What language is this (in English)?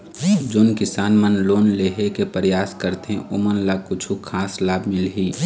Chhattisgarhi